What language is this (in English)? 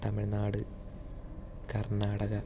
Malayalam